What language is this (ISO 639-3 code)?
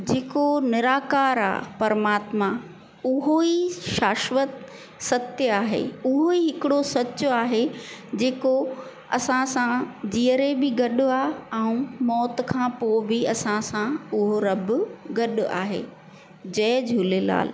snd